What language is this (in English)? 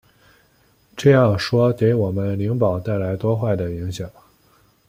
Chinese